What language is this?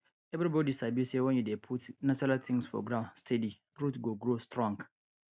Nigerian Pidgin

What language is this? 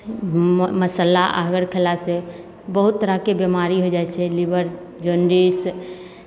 Maithili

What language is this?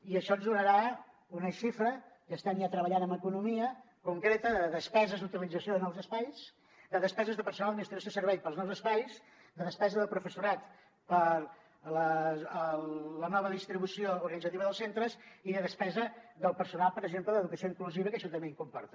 Catalan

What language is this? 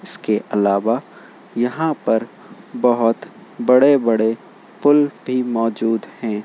Urdu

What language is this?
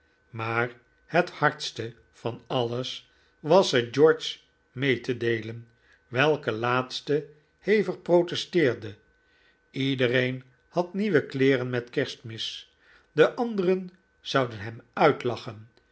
Dutch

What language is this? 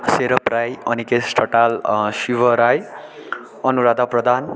Nepali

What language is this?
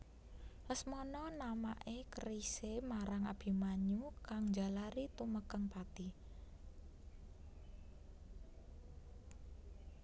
Javanese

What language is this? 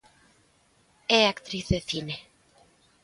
Galician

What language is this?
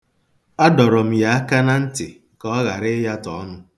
Igbo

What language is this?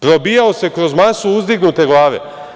Serbian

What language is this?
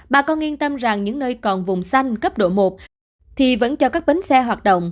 Vietnamese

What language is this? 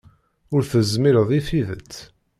Kabyle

